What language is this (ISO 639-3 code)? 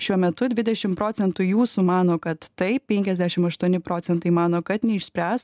lit